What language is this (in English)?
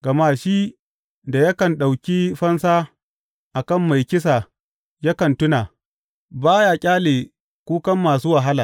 Hausa